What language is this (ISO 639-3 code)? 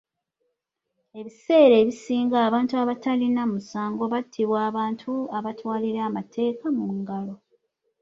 lug